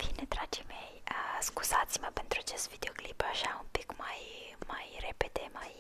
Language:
Romanian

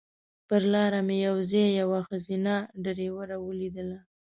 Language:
Pashto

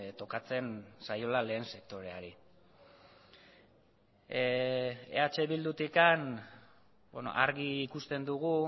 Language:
Basque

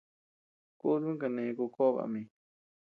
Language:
Tepeuxila Cuicatec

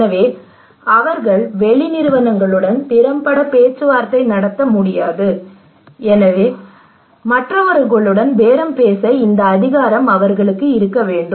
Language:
Tamil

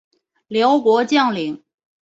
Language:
Chinese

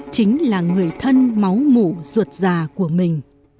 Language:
Vietnamese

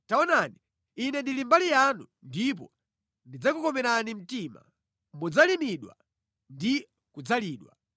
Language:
Nyanja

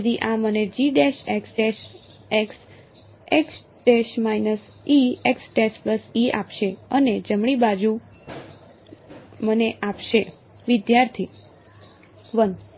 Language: Gujarati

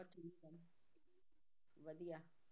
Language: Punjabi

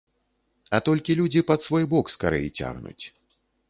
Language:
Belarusian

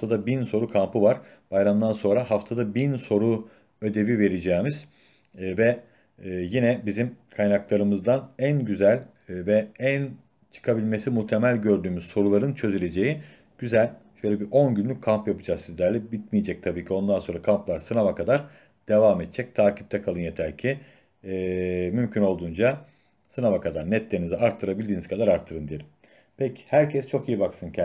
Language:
Turkish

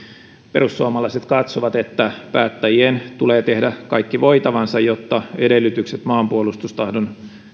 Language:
Finnish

